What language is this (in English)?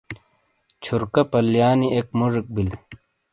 Shina